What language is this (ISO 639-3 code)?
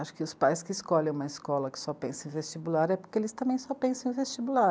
por